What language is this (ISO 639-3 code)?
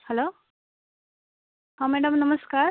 ori